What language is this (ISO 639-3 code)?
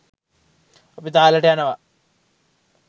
sin